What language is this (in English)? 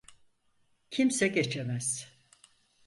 Turkish